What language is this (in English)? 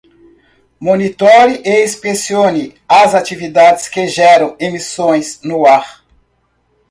Portuguese